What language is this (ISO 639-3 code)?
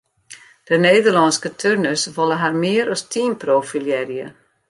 fry